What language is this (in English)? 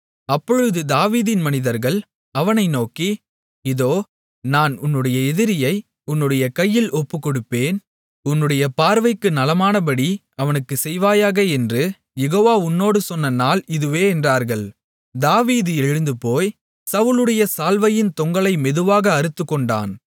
Tamil